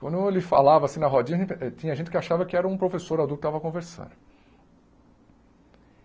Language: Portuguese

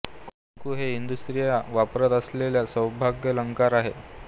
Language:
Marathi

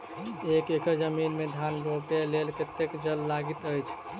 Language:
Maithili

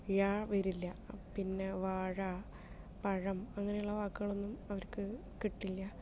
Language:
Malayalam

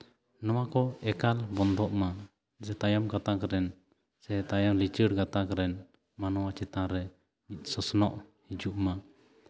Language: Santali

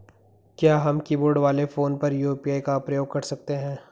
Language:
Hindi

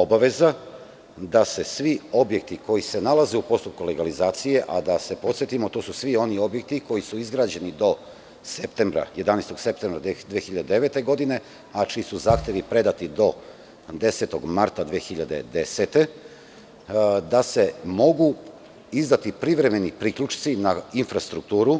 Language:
Serbian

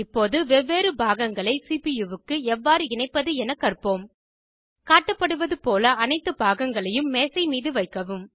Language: Tamil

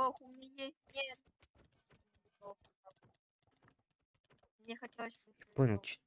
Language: Russian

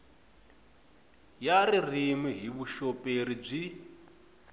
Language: Tsonga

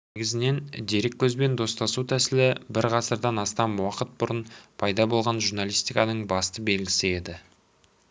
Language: Kazakh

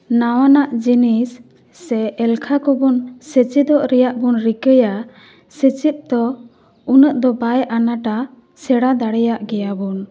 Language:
Santali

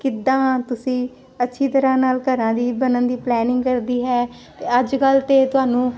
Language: Punjabi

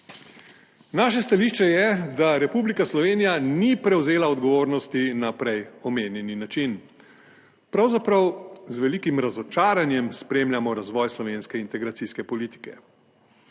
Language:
Slovenian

